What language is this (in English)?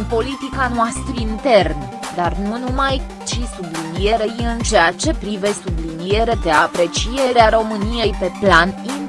Romanian